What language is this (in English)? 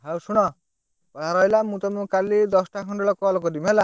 Odia